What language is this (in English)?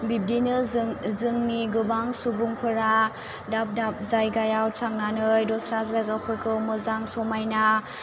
Bodo